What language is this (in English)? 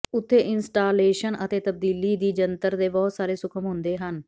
Punjabi